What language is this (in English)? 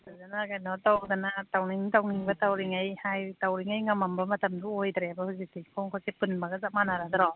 Manipuri